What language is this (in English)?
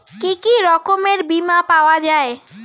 Bangla